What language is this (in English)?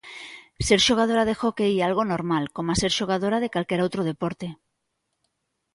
Galician